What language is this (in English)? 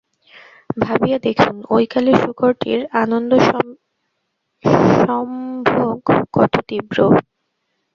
Bangla